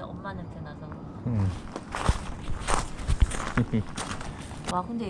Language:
Korean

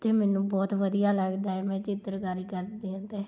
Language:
Punjabi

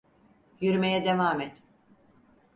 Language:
Turkish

